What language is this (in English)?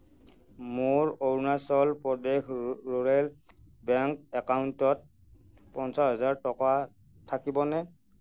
Assamese